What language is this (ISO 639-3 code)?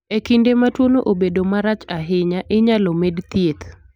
luo